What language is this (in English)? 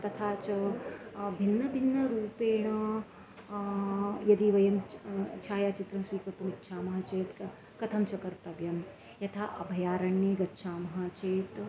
Sanskrit